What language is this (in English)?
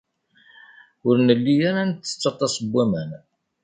Kabyle